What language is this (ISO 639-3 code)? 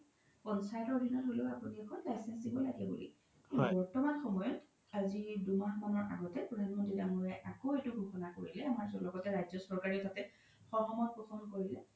asm